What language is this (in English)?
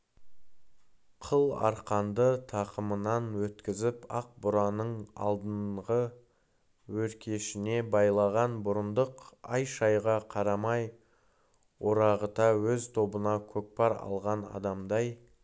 Kazakh